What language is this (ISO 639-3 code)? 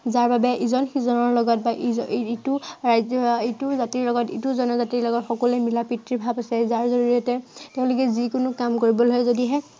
asm